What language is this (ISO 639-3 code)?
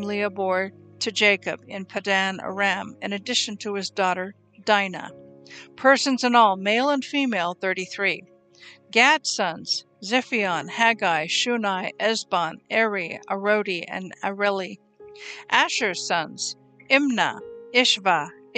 eng